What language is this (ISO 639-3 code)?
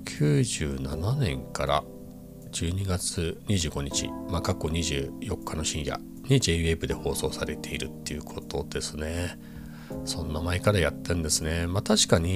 jpn